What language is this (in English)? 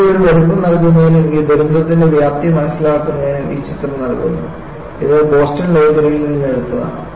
Malayalam